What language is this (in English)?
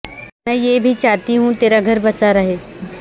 Urdu